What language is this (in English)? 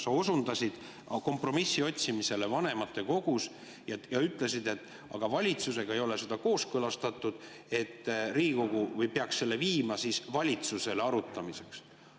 Estonian